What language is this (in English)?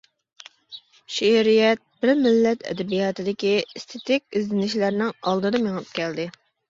Uyghur